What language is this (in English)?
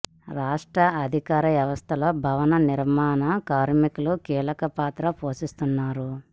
Telugu